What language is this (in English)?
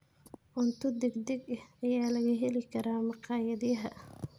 Somali